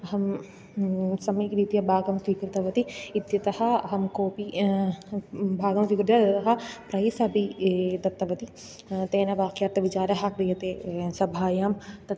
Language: Sanskrit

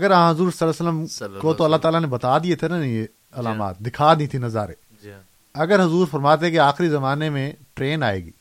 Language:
Urdu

